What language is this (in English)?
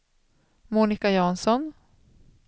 Swedish